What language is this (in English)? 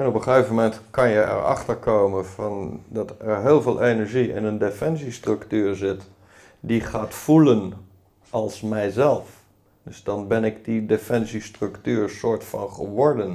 Dutch